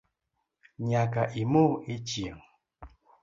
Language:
Luo (Kenya and Tanzania)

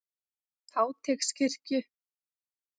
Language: Icelandic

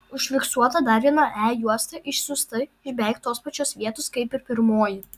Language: Lithuanian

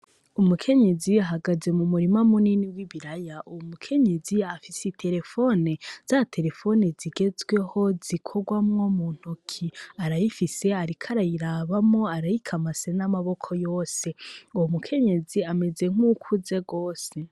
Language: Rundi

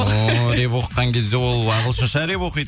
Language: Kazakh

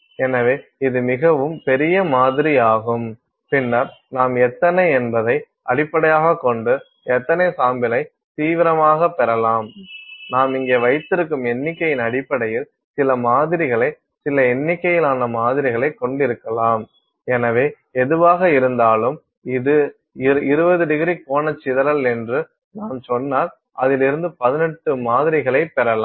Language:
Tamil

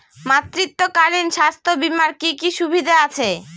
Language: Bangla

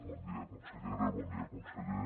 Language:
Catalan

